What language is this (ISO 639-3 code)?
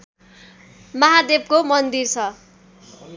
nep